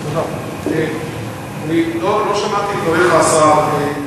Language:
Hebrew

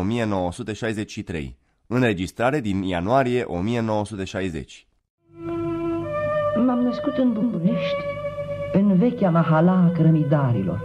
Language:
Romanian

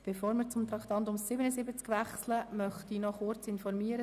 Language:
Swiss German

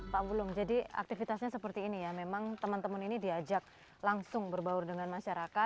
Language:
Indonesian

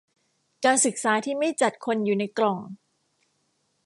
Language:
Thai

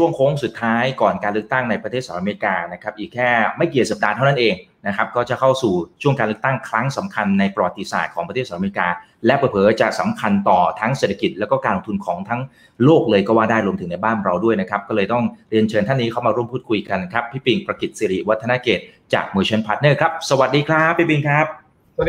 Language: Thai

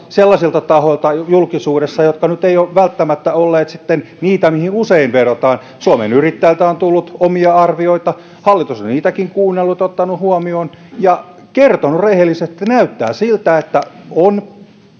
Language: Finnish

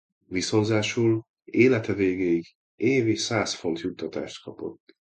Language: Hungarian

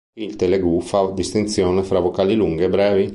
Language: Italian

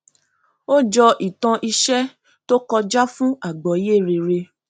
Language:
Yoruba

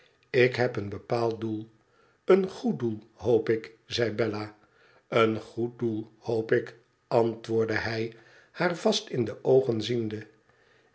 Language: Dutch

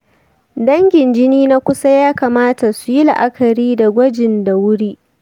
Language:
Hausa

